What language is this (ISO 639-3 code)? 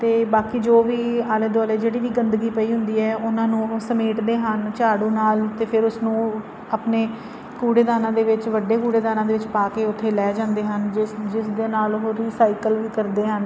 pan